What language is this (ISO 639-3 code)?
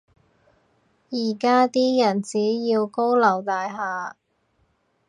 yue